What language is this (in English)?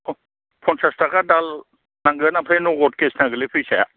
Bodo